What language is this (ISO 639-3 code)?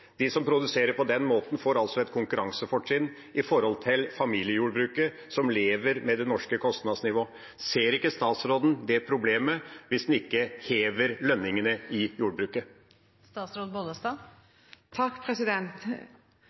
nob